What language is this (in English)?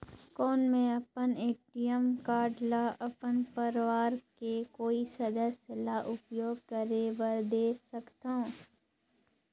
Chhattisgarhi